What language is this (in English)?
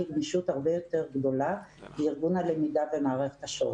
Hebrew